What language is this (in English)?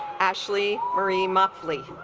English